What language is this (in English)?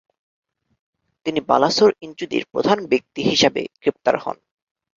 Bangla